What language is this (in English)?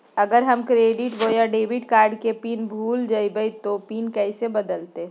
Magahi